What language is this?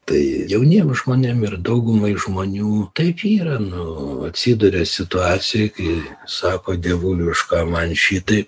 Lithuanian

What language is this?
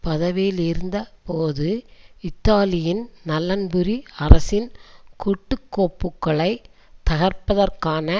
Tamil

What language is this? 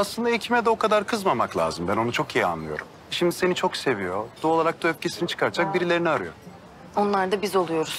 Turkish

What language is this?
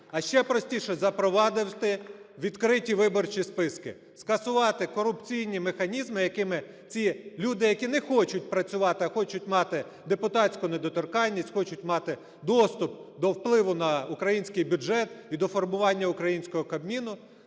Ukrainian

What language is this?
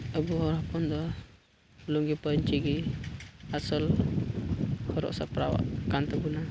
Santali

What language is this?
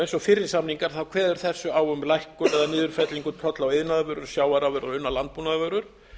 Icelandic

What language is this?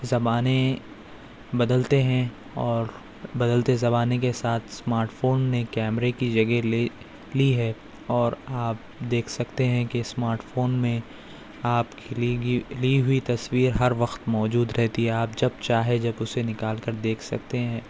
Urdu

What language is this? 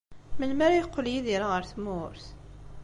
Kabyle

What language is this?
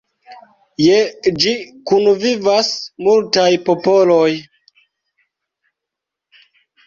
Esperanto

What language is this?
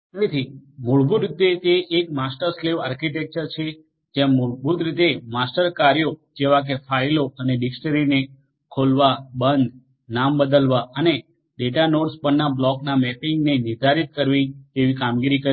Gujarati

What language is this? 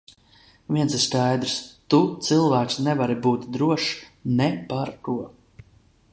Latvian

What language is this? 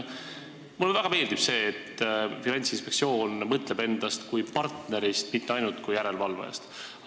Estonian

